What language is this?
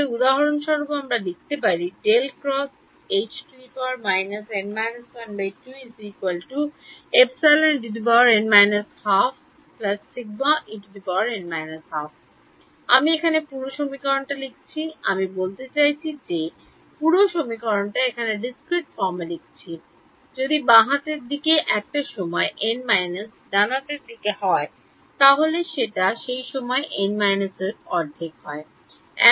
Bangla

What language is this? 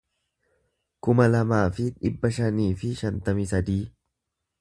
Oromo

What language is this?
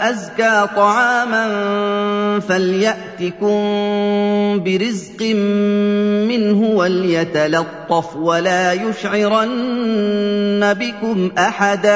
Arabic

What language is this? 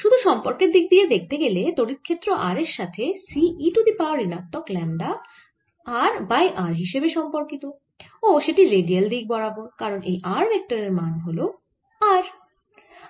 Bangla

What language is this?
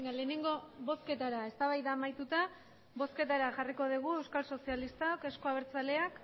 Basque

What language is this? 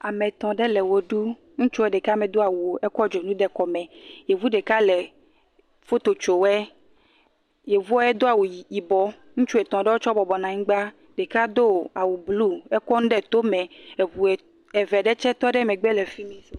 Ewe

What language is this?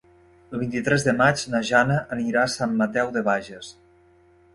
Catalan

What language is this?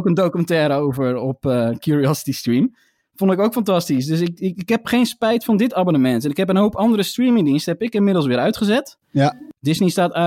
Dutch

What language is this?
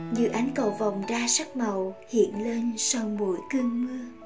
Vietnamese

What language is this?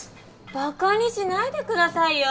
Japanese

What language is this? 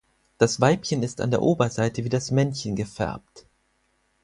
German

